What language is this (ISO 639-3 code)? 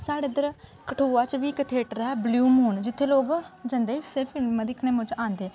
doi